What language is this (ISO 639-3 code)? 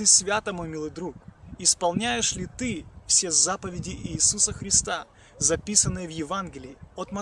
rus